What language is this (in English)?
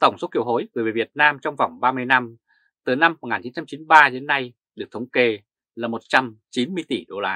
Vietnamese